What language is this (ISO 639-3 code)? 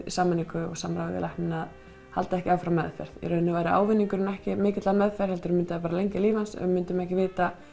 isl